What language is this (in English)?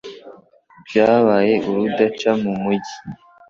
Kinyarwanda